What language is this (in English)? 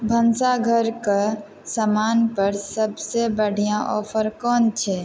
Maithili